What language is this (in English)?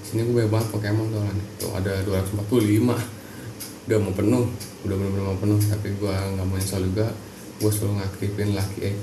Indonesian